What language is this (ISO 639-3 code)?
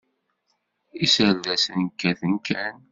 kab